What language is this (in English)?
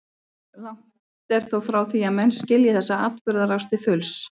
Icelandic